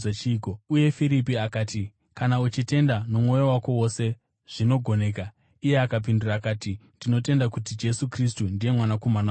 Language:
Shona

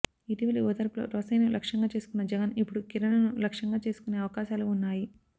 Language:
Telugu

